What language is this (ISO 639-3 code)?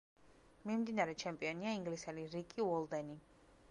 kat